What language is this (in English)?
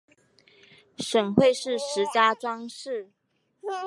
Chinese